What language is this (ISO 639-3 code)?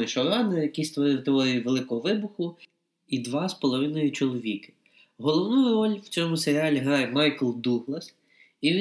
ukr